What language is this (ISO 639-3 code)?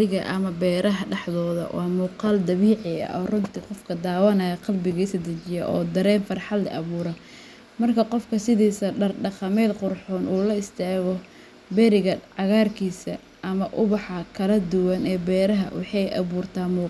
som